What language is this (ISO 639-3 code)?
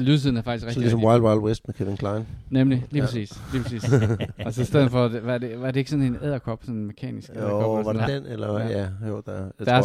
dan